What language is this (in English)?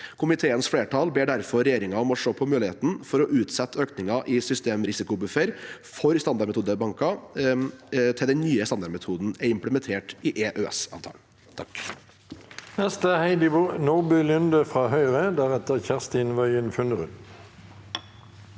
Norwegian